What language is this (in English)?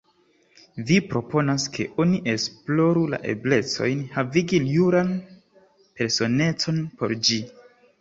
Esperanto